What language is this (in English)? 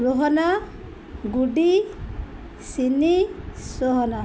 Odia